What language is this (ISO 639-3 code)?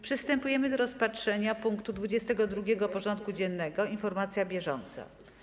pol